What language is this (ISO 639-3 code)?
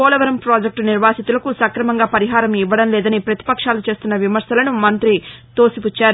tel